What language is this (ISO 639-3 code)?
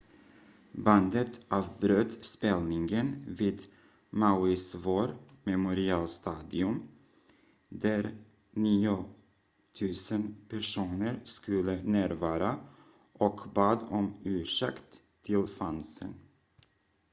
swe